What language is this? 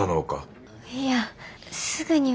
Japanese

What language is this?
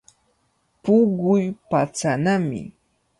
Cajatambo North Lima Quechua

